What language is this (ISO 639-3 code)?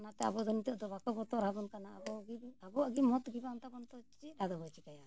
sat